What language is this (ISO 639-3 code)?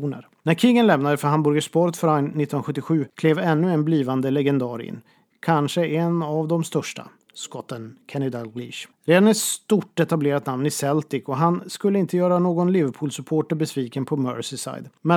swe